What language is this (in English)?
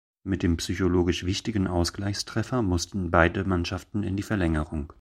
German